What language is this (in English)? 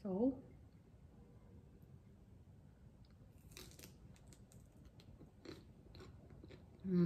Indonesian